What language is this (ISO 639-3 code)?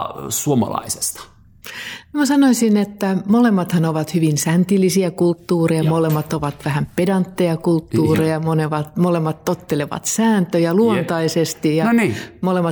fin